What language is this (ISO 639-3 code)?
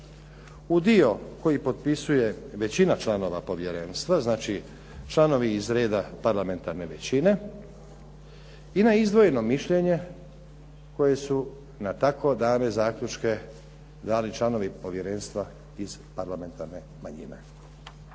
hrv